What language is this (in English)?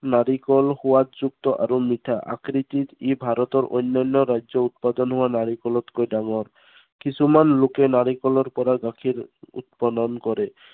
Assamese